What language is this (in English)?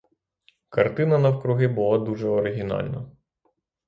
Ukrainian